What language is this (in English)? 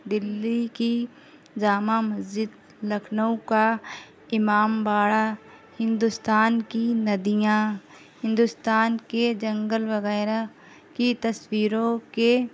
Urdu